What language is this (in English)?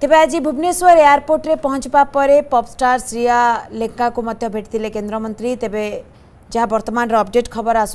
Hindi